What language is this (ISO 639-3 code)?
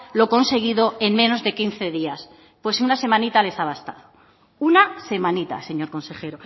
spa